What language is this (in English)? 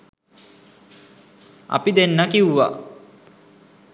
Sinhala